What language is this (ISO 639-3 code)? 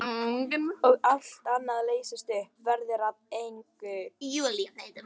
isl